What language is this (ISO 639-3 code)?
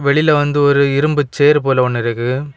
tam